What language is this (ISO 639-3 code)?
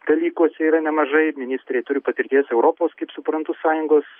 lit